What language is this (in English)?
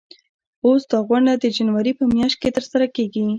Pashto